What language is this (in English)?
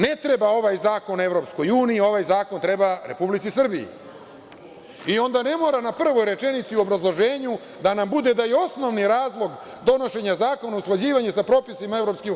Serbian